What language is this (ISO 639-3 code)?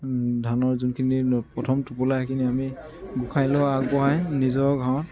asm